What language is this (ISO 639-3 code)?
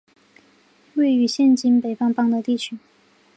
zho